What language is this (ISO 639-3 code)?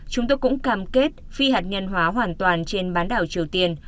vie